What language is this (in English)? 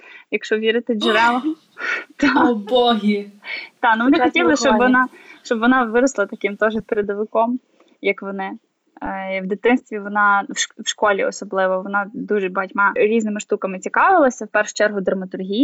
Ukrainian